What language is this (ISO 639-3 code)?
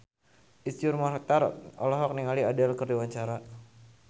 sun